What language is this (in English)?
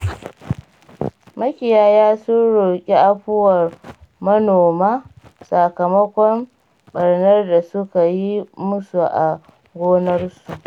Hausa